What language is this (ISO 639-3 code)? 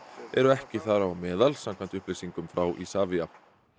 isl